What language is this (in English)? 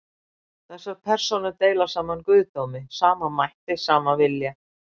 Icelandic